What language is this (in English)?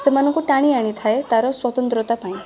Odia